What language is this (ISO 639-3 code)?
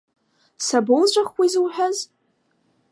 abk